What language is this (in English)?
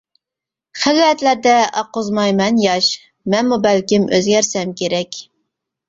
Uyghur